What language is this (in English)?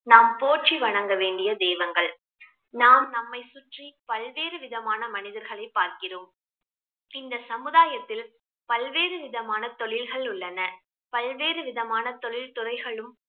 Tamil